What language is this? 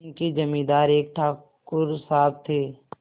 Hindi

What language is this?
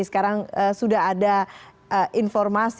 Indonesian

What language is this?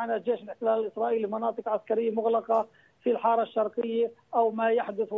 Arabic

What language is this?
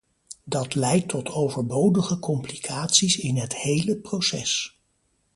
Dutch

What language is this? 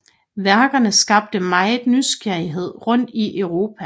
Danish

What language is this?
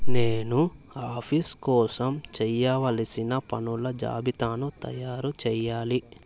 Telugu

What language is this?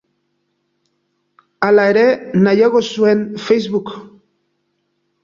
Basque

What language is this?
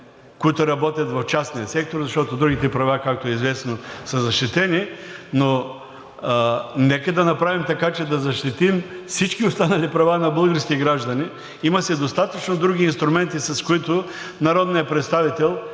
Bulgarian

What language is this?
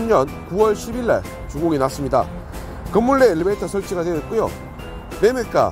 Korean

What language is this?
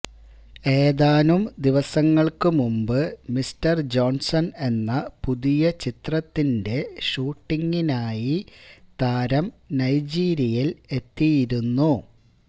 Malayalam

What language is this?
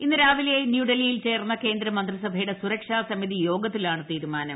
Malayalam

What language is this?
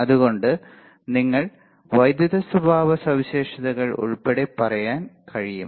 Malayalam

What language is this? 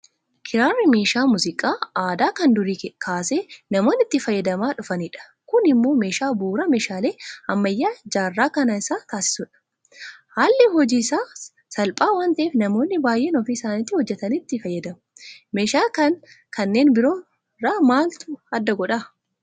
Oromo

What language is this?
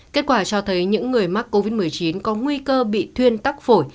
Vietnamese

